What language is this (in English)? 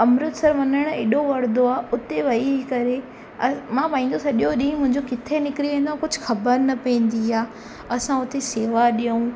Sindhi